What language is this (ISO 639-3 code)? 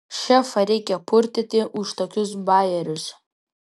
lit